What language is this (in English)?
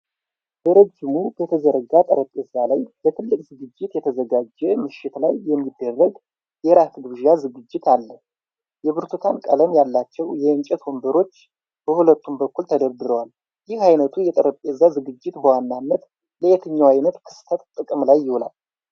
Amharic